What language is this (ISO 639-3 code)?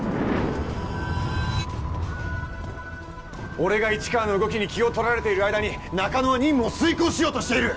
jpn